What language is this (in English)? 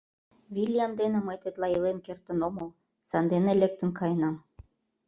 Mari